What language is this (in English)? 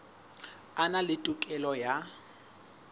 Southern Sotho